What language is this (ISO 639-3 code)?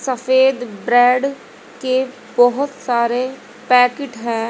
hin